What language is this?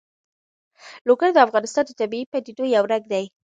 Pashto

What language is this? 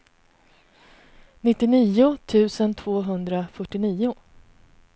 Swedish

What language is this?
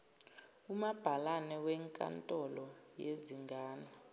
Zulu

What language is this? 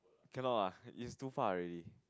English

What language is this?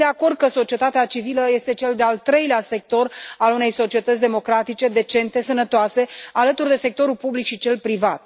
Romanian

